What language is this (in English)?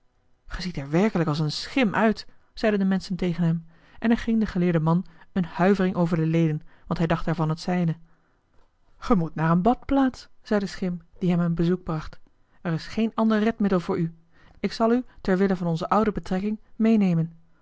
Dutch